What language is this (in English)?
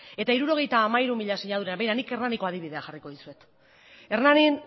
Basque